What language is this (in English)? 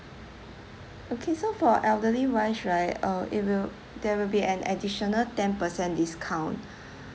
English